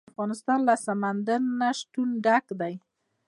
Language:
Pashto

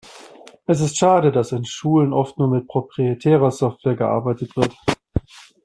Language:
German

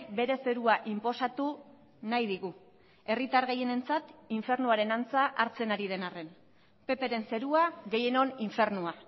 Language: Basque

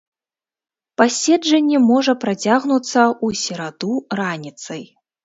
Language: Belarusian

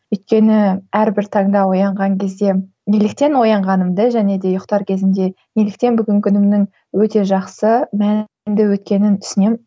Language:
Kazakh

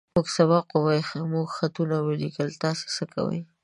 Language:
Pashto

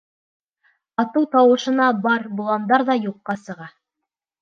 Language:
Bashkir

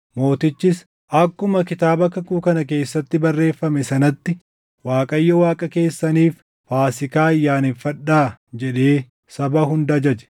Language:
Oromo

